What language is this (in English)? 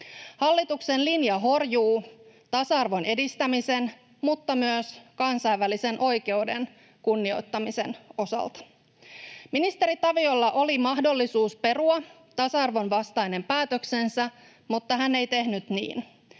Finnish